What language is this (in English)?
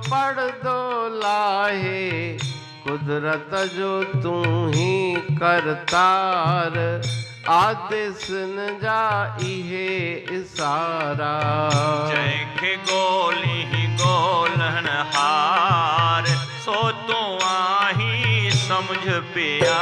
Hindi